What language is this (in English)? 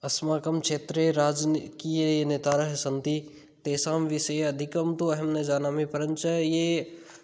Sanskrit